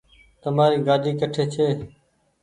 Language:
Goaria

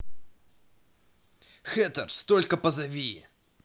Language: Russian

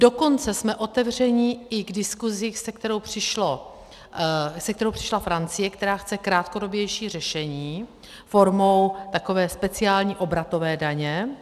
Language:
Czech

